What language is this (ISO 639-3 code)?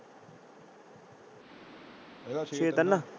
pan